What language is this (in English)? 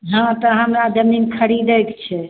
Maithili